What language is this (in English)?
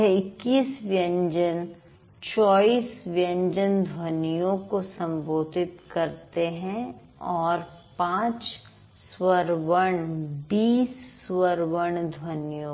Hindi